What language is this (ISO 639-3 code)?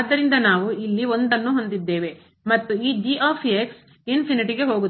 kan